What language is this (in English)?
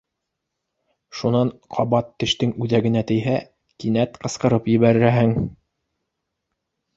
Bashkir